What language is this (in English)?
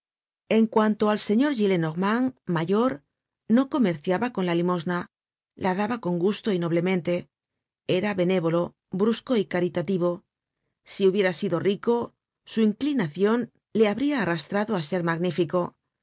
Spanish